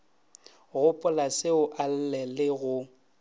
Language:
Northern Sotho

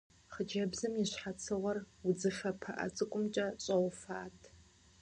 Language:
Kabardian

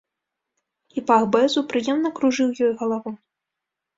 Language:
Belarusian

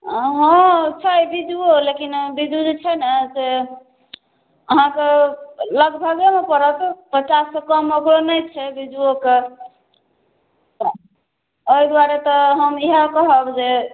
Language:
Maithili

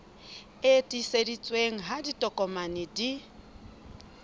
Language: Southern Sotho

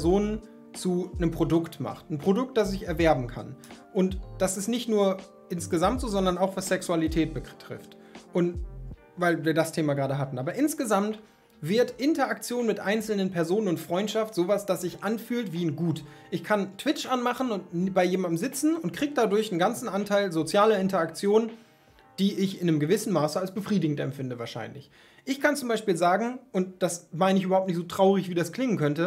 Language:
German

